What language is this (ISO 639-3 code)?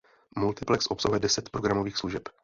ces